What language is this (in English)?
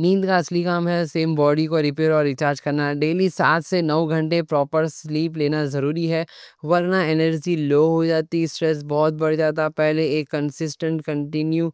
Deccan